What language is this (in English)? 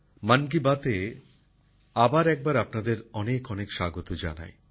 Bangla